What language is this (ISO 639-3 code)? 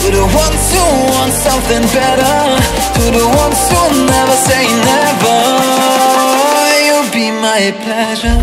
eng